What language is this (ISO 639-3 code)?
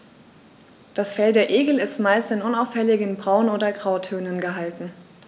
deu